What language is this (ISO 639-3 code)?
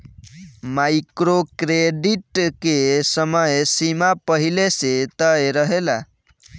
bho